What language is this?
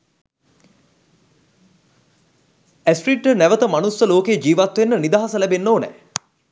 Sinhala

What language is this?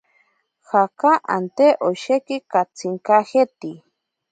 Ashéninka Perené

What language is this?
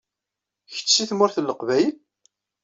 Kabyle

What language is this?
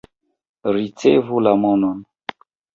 Esperanto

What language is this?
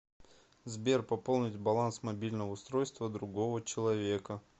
Russian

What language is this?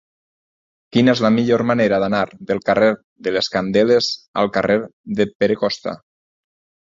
Catalan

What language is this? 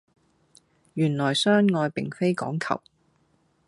Cantonese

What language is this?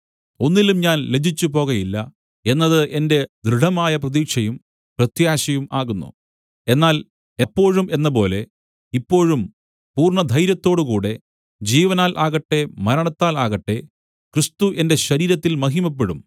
Malayalam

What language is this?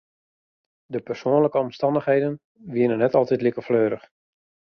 Western Frisian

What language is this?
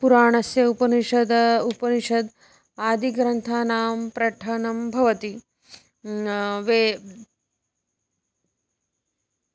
Sanskrit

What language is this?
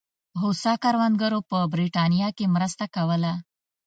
Pashto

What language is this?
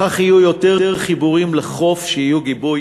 Hebrew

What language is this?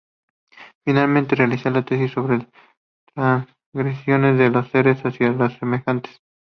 Spanish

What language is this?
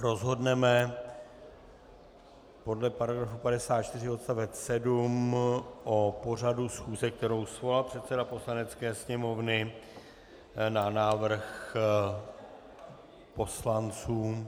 Czech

